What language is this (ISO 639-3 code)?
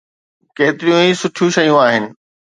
snd